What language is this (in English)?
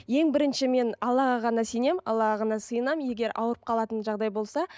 Kazakh